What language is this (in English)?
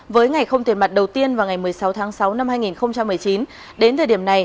Vietnamese